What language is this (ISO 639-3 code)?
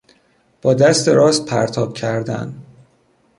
fas